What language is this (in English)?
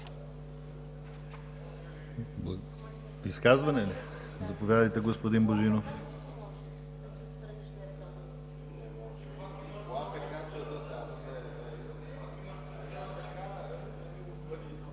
Bulgarian